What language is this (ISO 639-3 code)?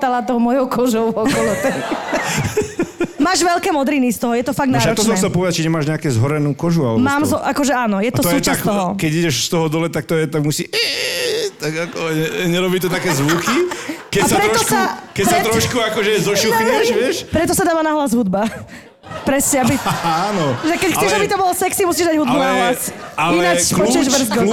slk